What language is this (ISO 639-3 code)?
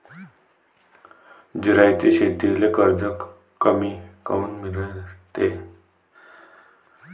mar